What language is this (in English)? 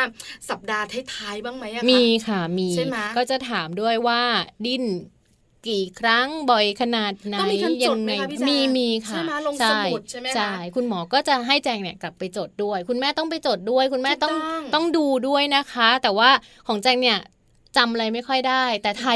Thai